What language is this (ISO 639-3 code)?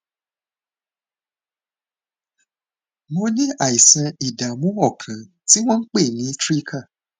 yor